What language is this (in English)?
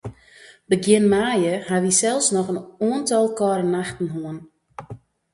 Western Frisian